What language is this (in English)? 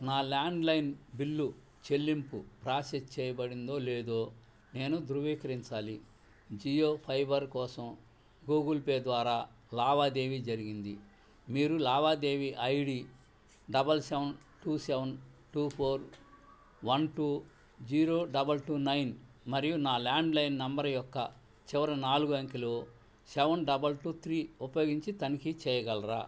Telugu